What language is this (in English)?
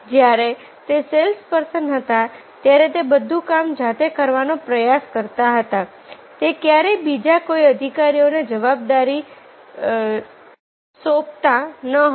Gujarati